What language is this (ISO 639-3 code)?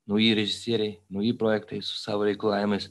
lit